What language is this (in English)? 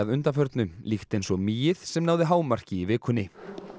Icelandic